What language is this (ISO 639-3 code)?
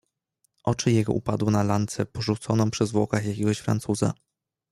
pol